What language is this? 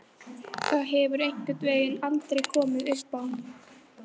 Icelandic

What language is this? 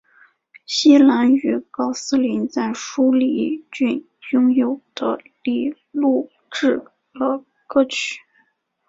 Chinese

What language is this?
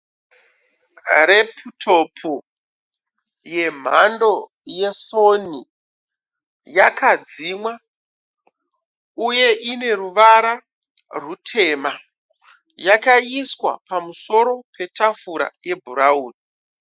Shona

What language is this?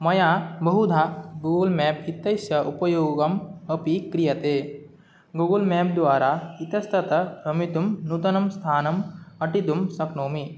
Sanskrit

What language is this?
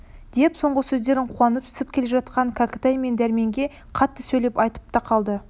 Kazakh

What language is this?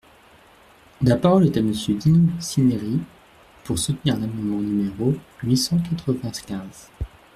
French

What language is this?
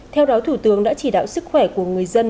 Vietnamese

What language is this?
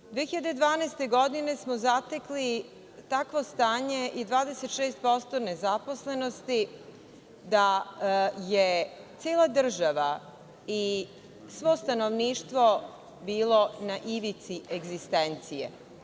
Serbian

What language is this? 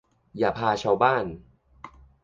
Thai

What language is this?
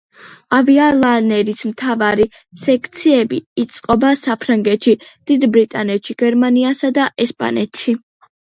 Georgian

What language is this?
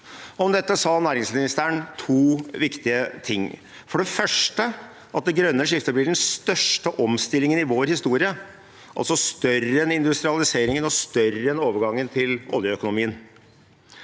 Norwegian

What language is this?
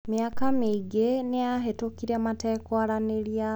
Kikuyu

